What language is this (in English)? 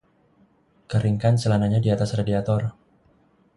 Indonesian